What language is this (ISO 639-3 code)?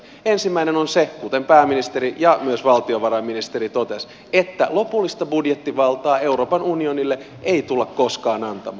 fin